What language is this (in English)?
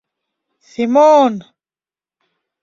Mari